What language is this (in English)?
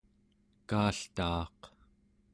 Central Yupik